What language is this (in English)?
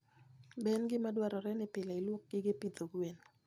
Luo (Kenya and Tanzania)